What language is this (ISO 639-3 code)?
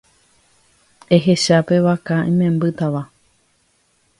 grn